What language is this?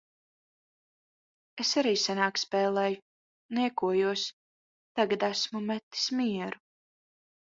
Latvian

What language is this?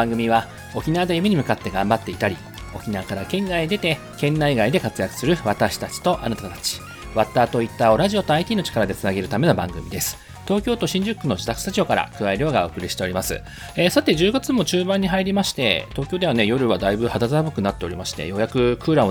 Japanese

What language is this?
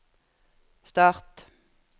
Norwegian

